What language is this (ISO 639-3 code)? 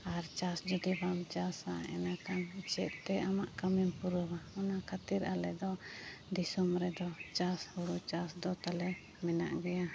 sat